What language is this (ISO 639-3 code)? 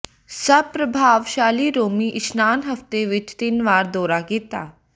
pan